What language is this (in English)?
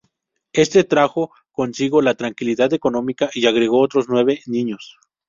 Spanish